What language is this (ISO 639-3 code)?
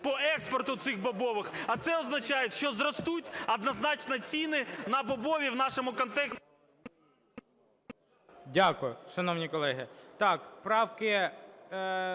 ukr